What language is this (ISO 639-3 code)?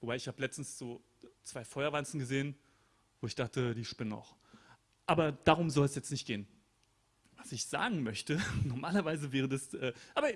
deu